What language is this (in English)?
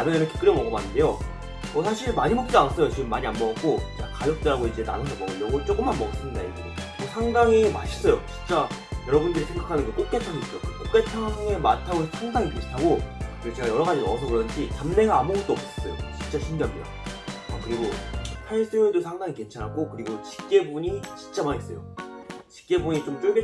Korean